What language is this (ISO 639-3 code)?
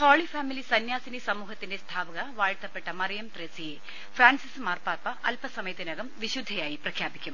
mal